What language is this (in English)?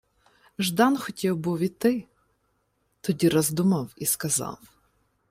Ukrainian